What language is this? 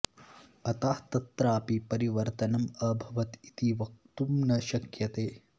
Sanskrit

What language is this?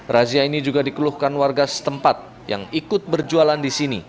Indonesian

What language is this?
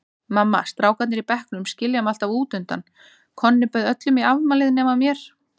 Icelandic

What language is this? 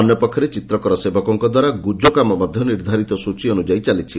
Odia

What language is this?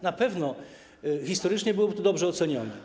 Polish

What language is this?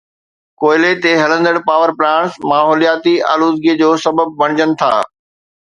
Sindhi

